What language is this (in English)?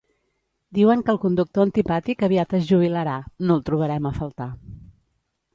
Catalan